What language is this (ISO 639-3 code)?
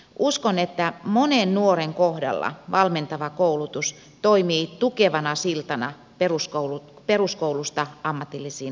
fin